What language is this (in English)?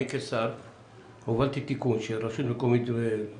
Hebrew